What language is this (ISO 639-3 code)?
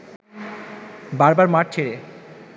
ben